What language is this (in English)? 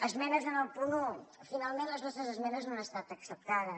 Catalan